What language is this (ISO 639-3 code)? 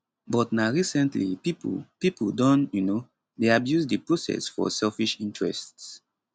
pcm